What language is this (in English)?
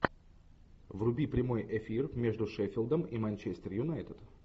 Russian